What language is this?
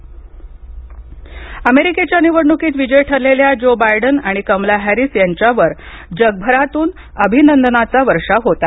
Marathi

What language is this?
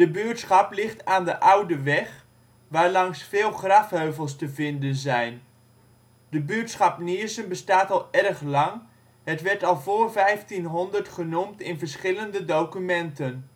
Dutch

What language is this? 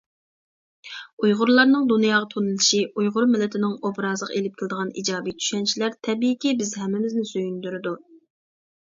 Uyghur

